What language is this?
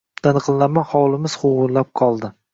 Uzbek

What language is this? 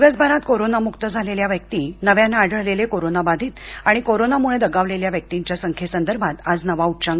Marathi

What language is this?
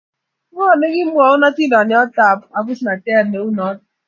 Kalenjin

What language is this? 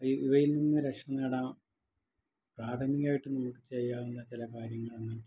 Malayalam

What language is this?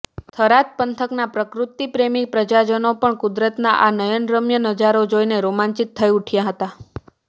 Gujarati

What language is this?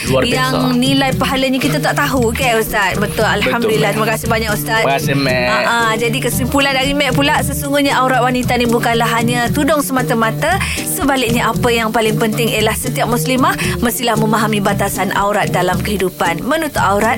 Malay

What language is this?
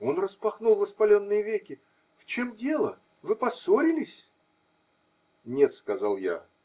Russian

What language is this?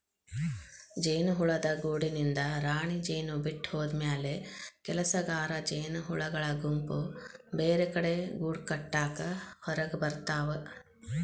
Kannada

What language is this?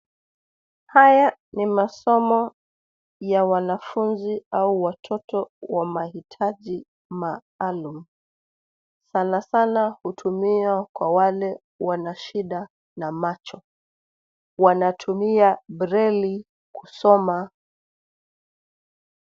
Swahili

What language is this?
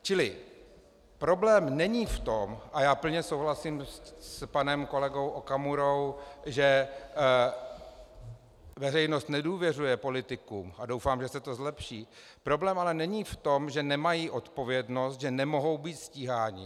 Czech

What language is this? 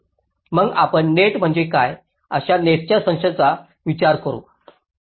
Marathi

